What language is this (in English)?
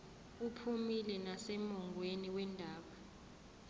Zulu